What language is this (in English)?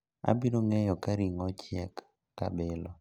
Luo (Kenya and Tanzania)